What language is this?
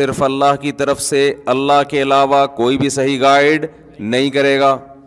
Urdu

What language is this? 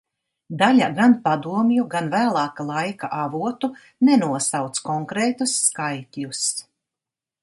Latvian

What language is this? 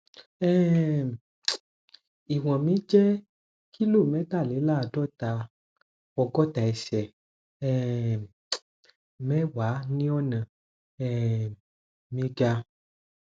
Yoruba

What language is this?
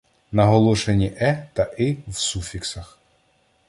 Ukrainian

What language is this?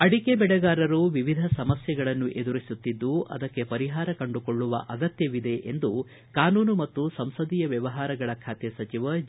Kannada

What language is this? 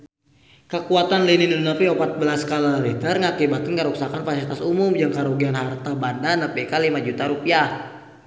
Sundanese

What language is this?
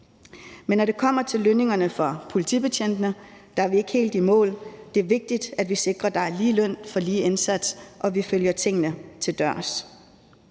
Danish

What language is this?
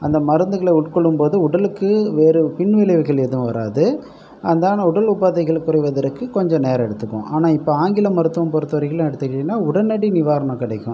Tamil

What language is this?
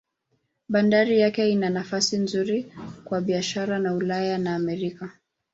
Swahili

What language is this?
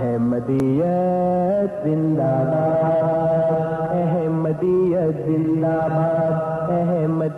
Urdu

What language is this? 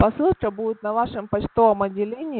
Russian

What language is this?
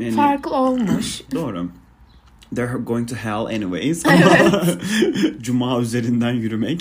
Turkish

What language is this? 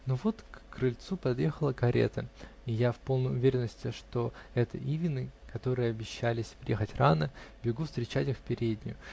Russian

